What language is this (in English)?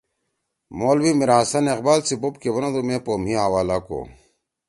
Torwali